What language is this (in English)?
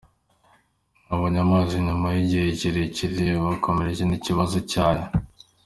Kinyarwanda